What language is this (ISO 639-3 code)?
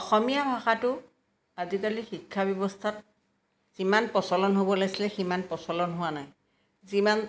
asm